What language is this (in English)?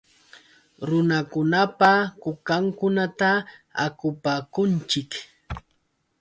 Yauyos Quechua